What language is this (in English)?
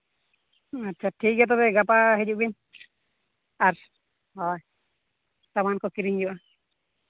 Santali